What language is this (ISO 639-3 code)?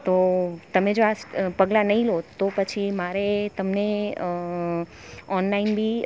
guj